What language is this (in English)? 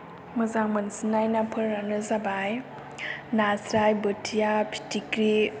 Bodo